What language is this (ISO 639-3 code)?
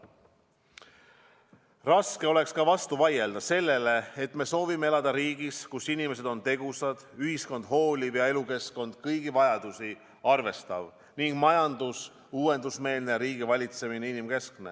est